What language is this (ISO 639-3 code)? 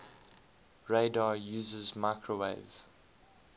eng